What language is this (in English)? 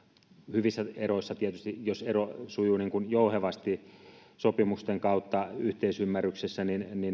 Finnish